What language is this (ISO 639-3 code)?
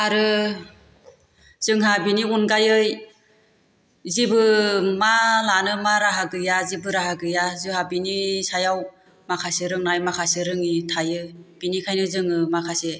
brx